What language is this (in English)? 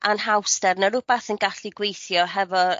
Welsh